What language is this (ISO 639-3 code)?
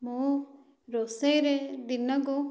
ori